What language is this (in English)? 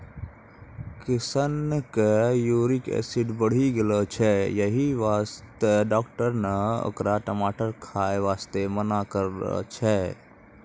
Maithili